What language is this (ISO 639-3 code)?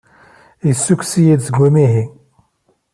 kab